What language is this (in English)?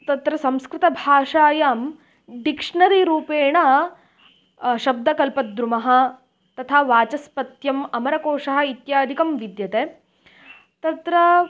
Sanskrit